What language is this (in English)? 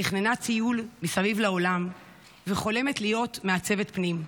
Hebrew